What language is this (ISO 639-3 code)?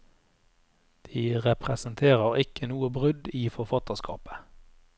nor